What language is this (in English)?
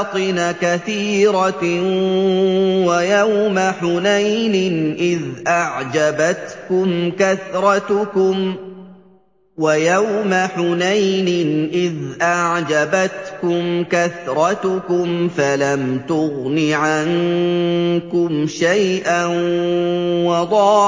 Arabic